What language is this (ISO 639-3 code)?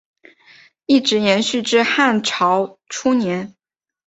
zho